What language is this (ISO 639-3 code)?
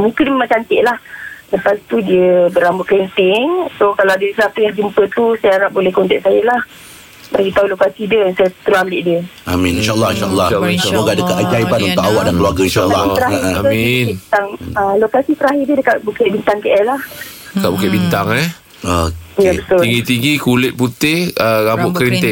msa